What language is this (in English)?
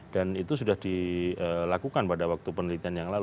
Indonesian